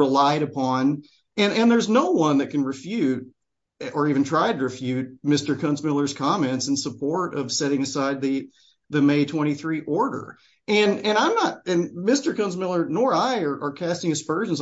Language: English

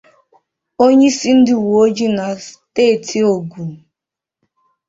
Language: Igbo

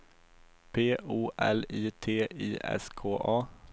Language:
Swedish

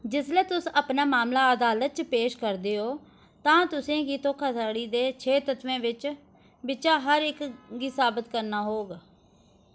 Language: Dogri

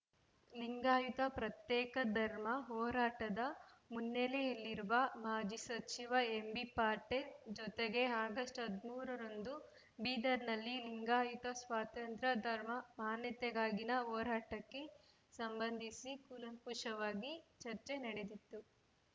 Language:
Kannada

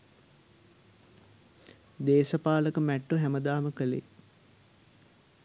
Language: Sinhala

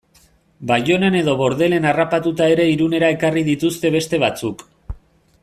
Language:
Basque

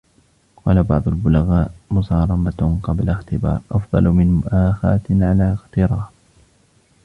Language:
Arabic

